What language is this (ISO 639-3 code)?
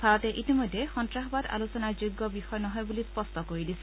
asm